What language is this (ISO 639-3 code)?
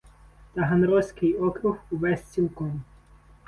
ukr